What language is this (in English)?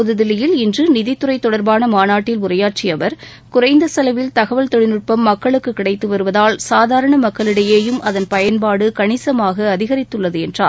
Tamil